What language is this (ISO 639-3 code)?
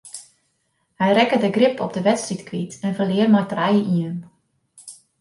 fry